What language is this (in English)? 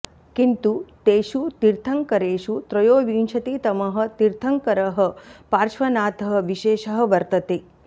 Sanskrit